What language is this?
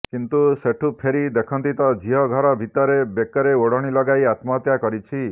Odia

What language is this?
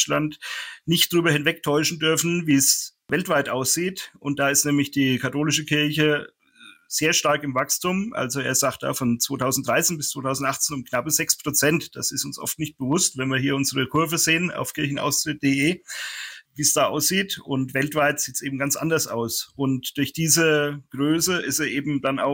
German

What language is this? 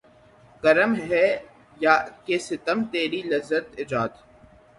Urdu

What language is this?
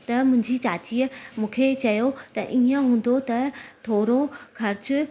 Sindhi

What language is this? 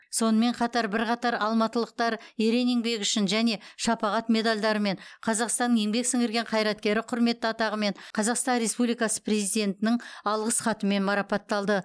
Kazakh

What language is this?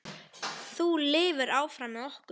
Icelandic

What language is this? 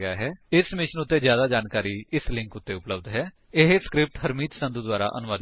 Punjabi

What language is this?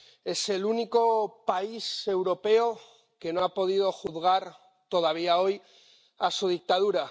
Spanish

